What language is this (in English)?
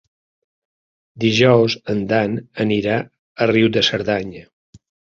Catalan